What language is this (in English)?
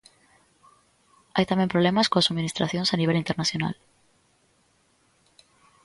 Galician